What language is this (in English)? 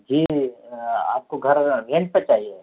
Urdu